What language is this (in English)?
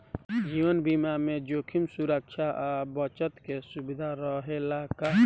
Bhojpuri